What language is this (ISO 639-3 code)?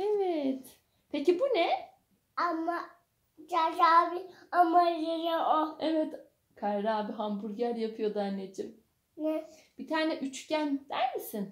tur